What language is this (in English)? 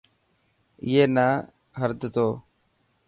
Dhatki